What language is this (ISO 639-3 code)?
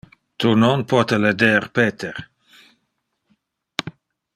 ina